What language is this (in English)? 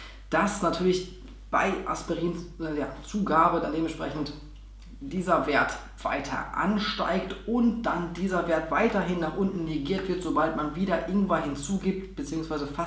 German